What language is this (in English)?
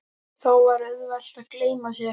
Icelandic